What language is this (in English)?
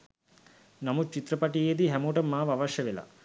Sinhala